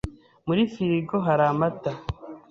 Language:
Kinyarwanda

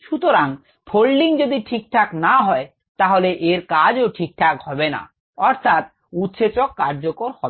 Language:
Bangla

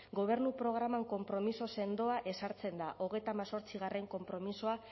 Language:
Basque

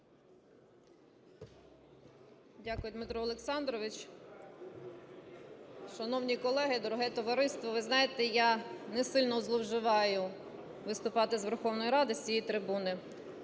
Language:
Ukrainian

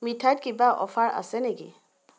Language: Assamese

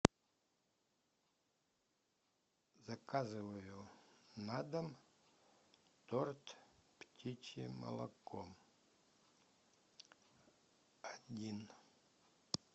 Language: Russian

